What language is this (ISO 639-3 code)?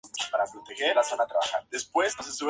spa